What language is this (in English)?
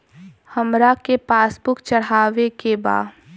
Bhojpuri